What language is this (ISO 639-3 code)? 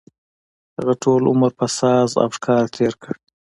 pus